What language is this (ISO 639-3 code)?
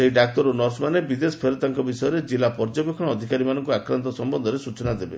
ori